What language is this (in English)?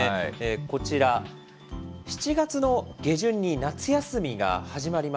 Japanese